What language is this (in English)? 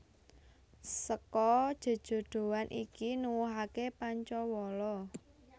Javanese